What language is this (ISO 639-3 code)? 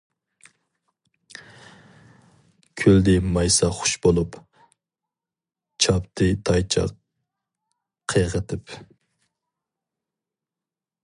uig